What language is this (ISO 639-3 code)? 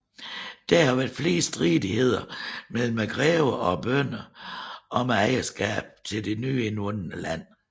dan